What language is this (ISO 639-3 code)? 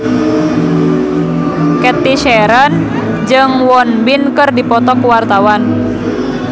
sun